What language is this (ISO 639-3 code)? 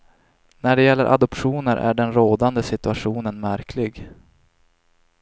swe